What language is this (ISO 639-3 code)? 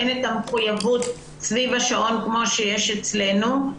heb